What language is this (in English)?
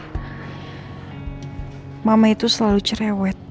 Indonesian